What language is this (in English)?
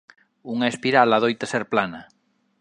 Galician